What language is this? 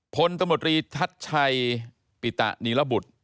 Thai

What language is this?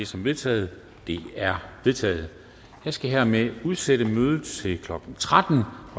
Danish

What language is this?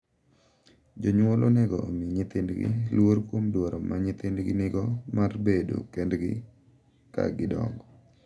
Luo (Kenya and Tanzania)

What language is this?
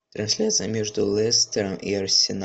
Russian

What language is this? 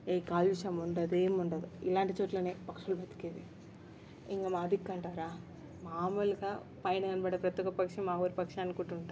Telugu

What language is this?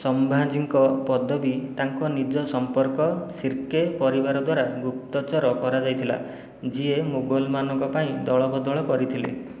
Odia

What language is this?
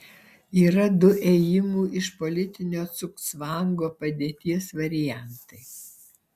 Lithuanian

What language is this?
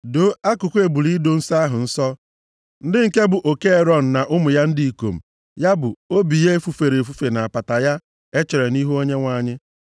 Igbo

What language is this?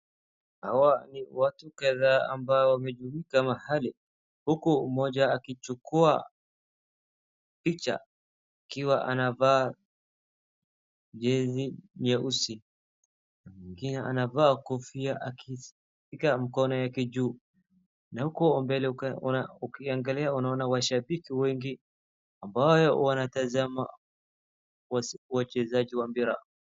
Swahili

